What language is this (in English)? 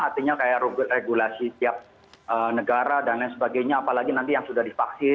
Indonesian